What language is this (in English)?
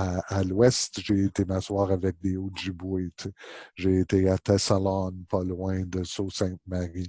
French